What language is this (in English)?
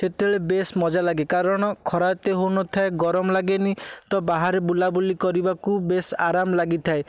Odia